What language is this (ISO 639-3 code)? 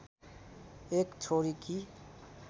nep